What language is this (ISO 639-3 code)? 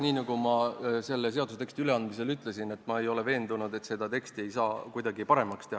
est